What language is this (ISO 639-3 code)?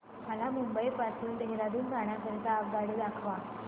mar